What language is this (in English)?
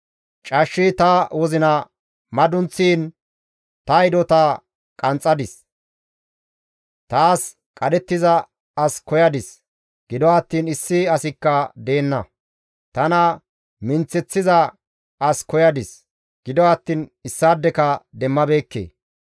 Gamo